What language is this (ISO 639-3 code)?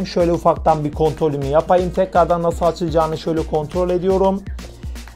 tur